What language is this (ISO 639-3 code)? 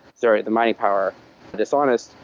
eng